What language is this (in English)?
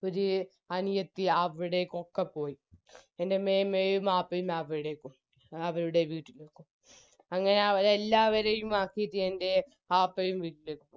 Malayalam